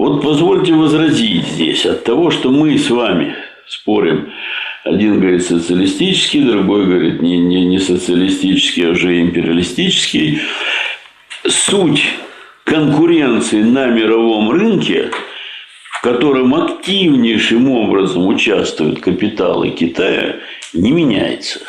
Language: Russian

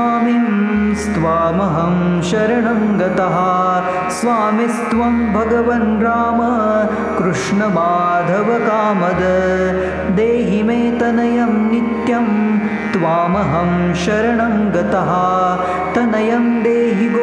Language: Marathi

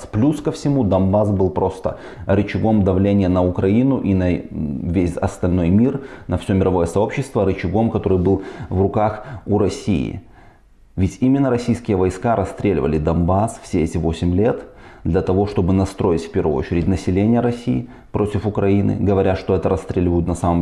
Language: Russian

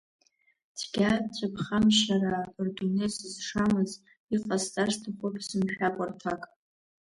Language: Abkhazian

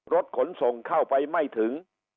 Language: Thai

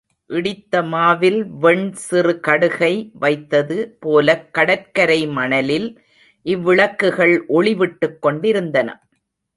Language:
Tamil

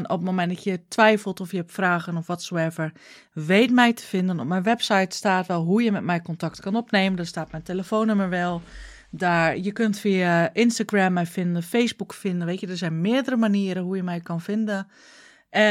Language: Dutch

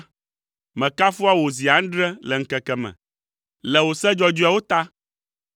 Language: Ewe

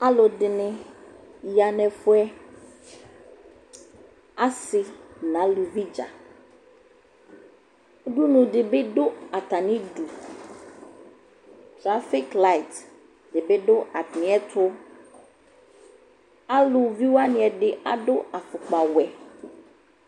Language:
Ikposo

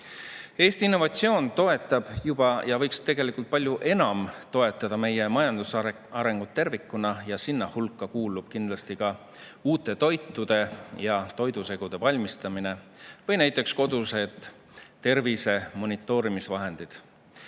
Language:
Estonian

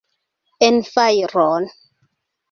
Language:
Esperanto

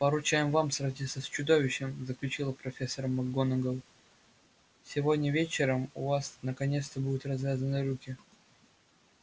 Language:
Russian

